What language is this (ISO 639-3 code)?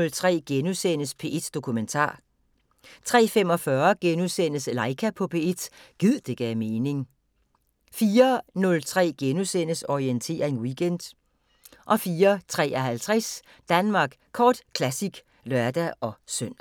dan